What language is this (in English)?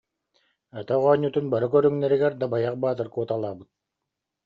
Yakut